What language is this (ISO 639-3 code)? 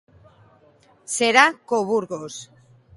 glg